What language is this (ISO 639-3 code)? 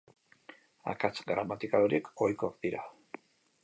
eus